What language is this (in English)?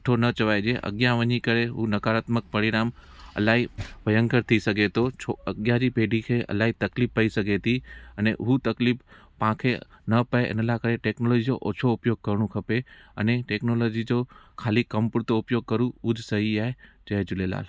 Sindhi